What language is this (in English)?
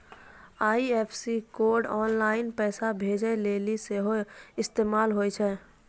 Maithili